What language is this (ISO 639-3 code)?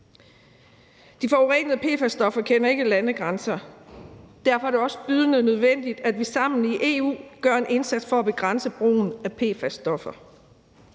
dan